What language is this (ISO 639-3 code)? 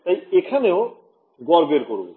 ben